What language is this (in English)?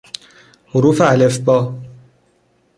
Persian